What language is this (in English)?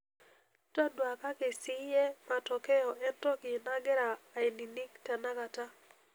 Masai